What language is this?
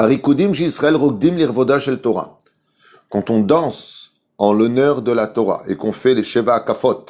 French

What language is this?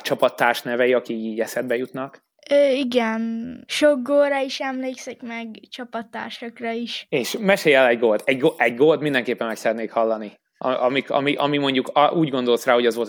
Hungarian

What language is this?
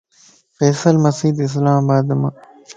Lasi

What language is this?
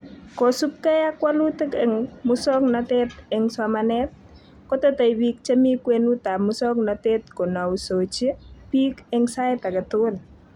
Kalenjin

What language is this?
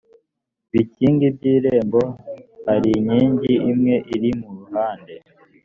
Kinyarwanda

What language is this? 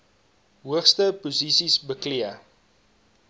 Afrikaans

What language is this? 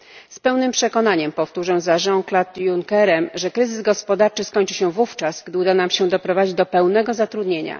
Polish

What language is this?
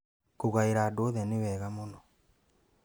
Kikuyu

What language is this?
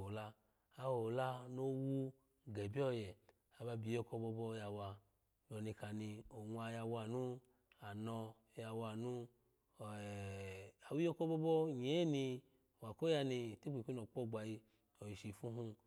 Alago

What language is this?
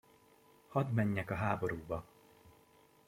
Hungarian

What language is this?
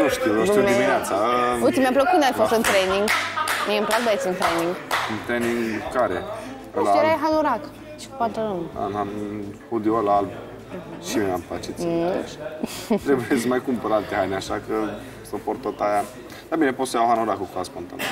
Romanian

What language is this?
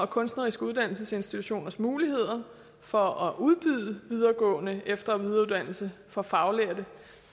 Danish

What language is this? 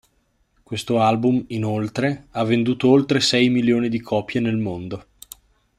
Italian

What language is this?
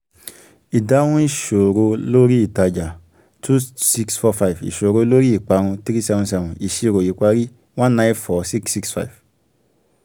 Yoruba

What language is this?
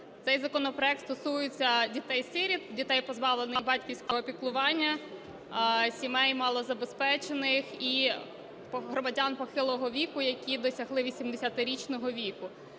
Ukrainian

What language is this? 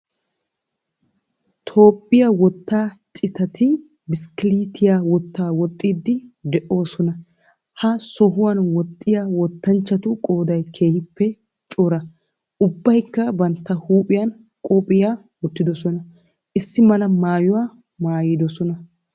Wolaytta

